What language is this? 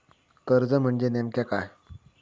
Marathi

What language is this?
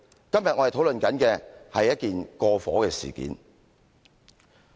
Cantonese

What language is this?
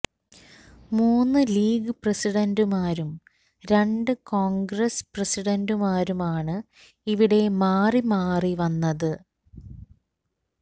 Malayalam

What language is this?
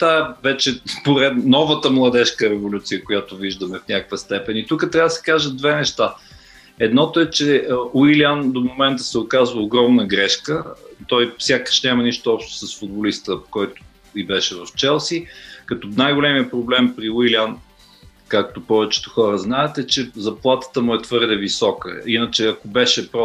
Bulgarian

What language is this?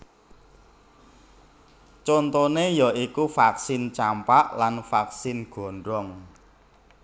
Javanese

